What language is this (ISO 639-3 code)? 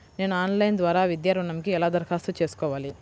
tel